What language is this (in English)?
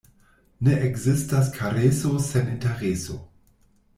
Esperanto